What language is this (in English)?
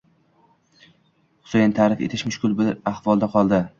Uzbek